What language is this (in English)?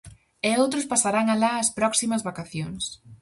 Galician